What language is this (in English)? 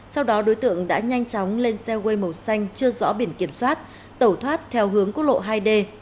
Vietnamese